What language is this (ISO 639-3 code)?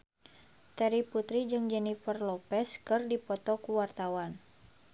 sun